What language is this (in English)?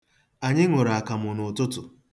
Igbo